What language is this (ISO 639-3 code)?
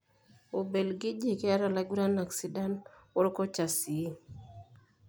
mas